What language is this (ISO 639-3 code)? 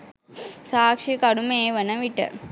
sin